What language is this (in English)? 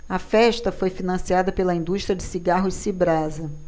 Portuguese